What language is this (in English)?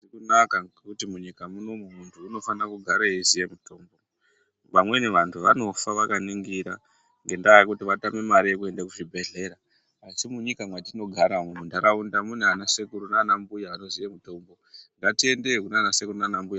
Ndau